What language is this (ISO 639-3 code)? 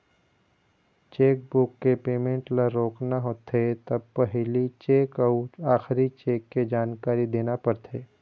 hne